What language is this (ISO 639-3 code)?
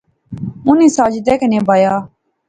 phr